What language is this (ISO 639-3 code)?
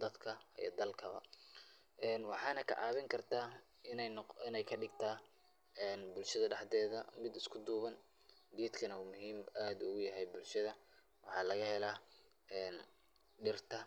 som